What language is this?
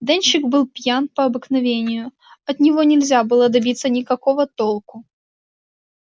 Russian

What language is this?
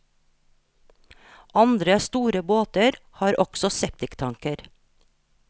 Norwegian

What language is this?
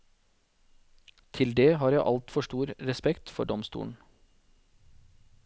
Norwegian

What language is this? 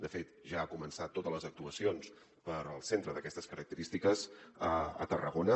Catalan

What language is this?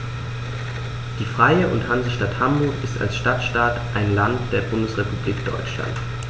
German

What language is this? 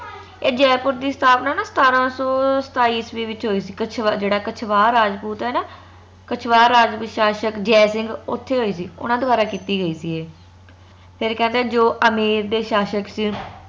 Punjabi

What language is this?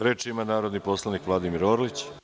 Serbian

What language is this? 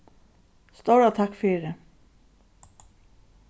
Faroese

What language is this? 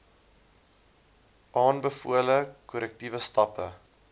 Afrikaans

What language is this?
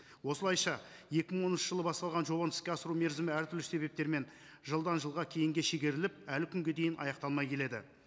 Kazakh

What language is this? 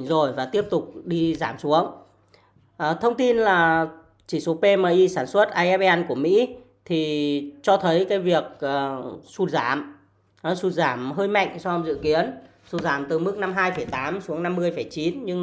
Vietnamese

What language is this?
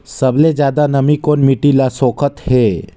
Chhattisgarhi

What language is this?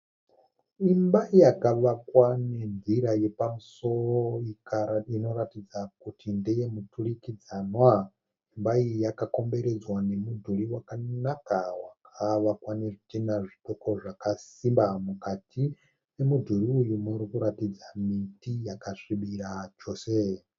Shona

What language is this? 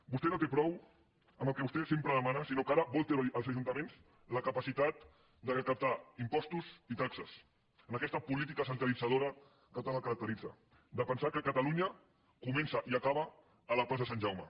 Catalan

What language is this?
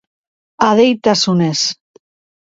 Basque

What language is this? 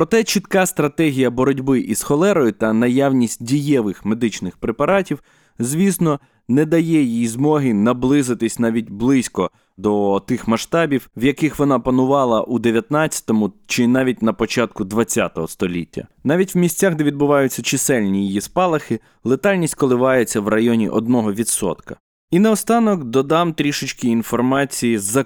Ukrainian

